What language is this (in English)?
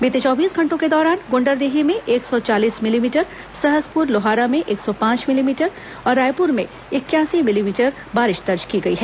Hindi